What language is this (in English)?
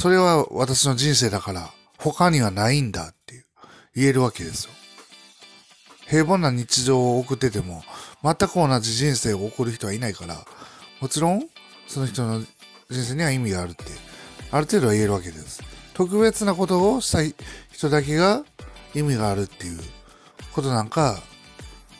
Japanese